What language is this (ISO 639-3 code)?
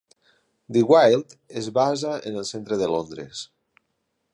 cat